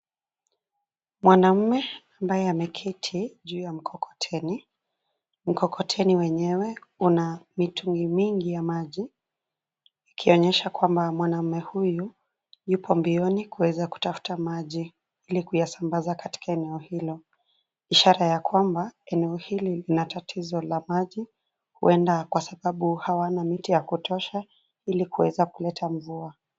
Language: Swahili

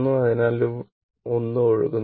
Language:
Malayalam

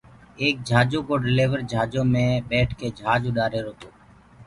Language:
Gurgula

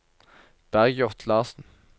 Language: Norwegian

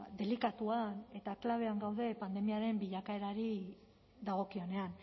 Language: Basque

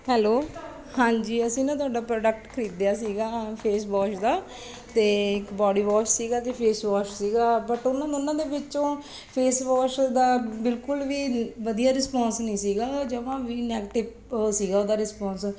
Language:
Punjabi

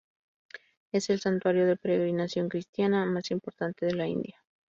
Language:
Spanish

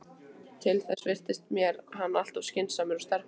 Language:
Icelandic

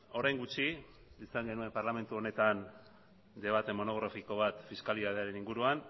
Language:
Basque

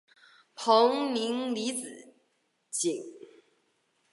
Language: Chinese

